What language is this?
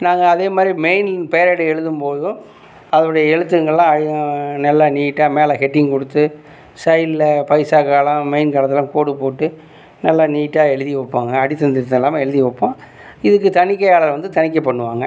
Tamil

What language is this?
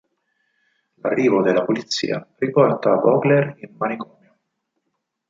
Italian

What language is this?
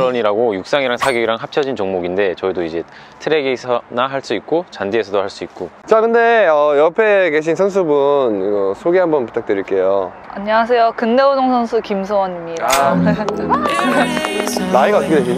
Korean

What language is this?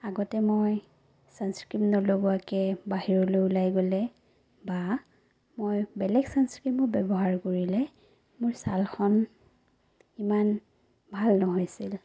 Assamese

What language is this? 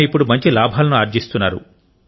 Telugu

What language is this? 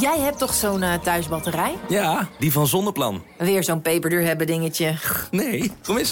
Dutch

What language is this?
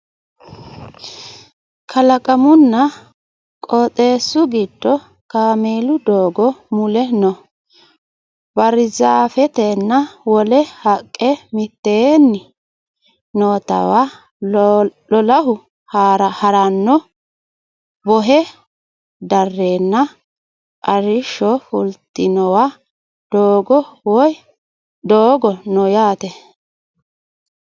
Sidamo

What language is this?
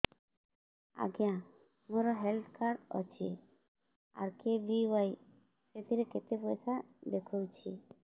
Odia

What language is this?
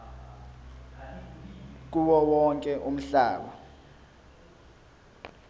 Zulu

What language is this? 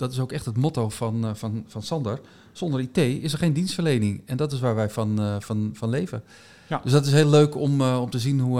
Dutch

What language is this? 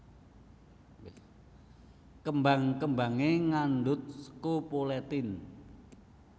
Javanese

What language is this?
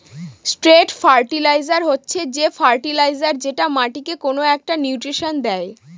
Bangla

